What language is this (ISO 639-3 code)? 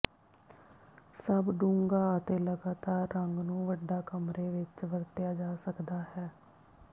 pan